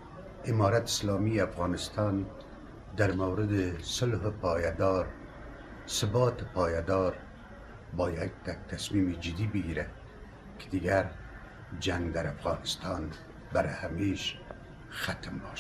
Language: Persian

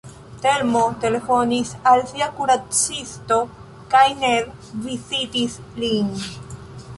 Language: Esperanto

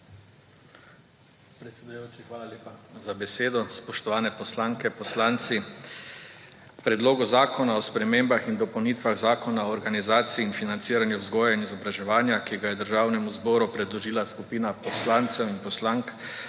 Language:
Slovenian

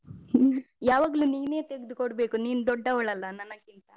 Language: Kannada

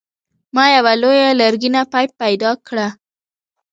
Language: Pashto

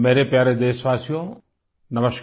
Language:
Hindi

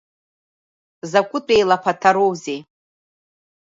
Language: Abkhazian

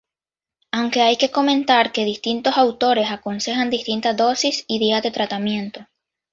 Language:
Spanish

